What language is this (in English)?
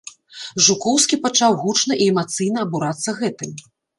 Belarusian